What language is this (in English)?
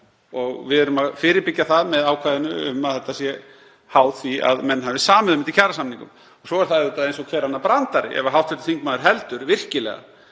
Icelandic